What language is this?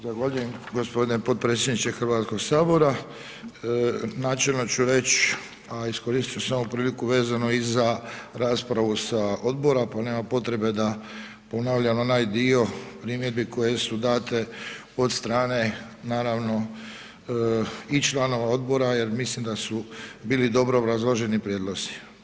Croatian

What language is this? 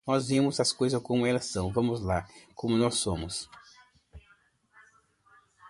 Portuguese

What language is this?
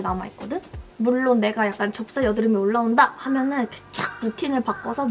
Korean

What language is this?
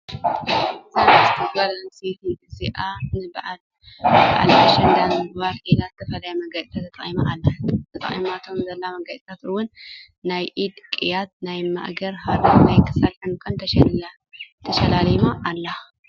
Tigrinya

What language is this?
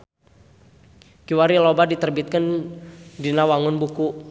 Sundanese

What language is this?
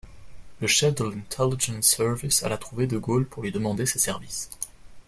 French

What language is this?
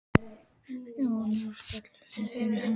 Icelandic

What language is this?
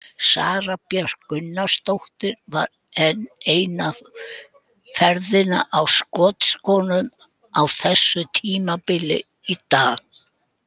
Icelandic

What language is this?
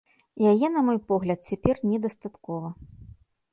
Belarusian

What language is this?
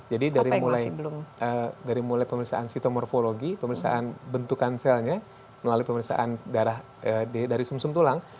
Indonesian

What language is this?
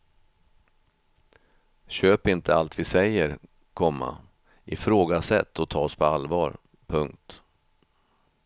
Swedish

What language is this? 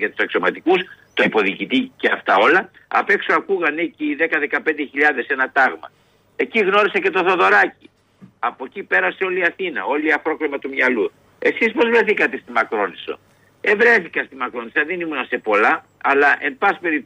Greek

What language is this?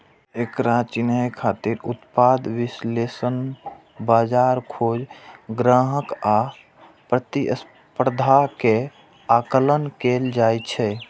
Maithili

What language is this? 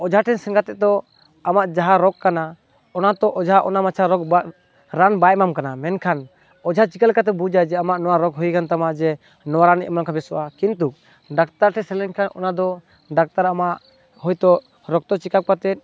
Santali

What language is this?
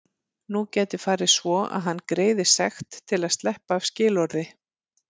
Icelandic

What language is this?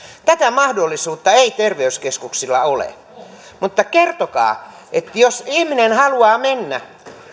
Finnish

